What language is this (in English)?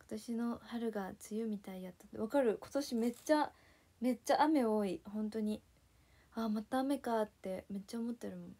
Japanese